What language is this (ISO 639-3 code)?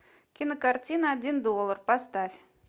rus